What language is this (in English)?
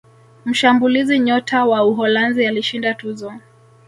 Swahili